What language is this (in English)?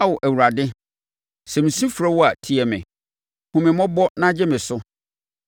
Akan